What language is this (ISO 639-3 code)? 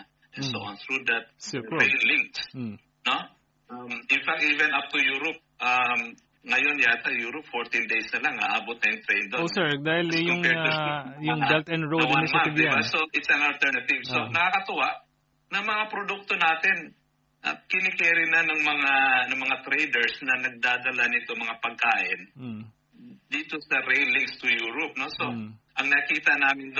fil